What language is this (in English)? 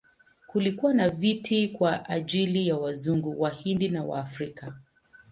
Swahili